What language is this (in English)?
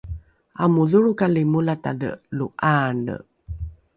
Rukai